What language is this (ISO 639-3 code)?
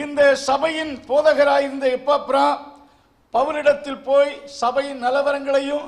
tam